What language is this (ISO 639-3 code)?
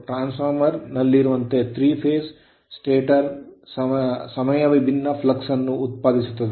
kan